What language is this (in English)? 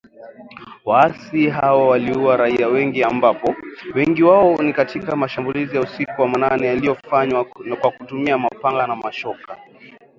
Swahili